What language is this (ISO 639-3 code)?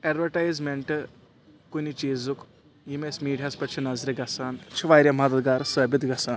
kas